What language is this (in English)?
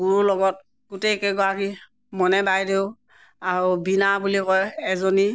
Assamese